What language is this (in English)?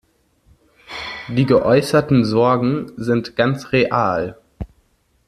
German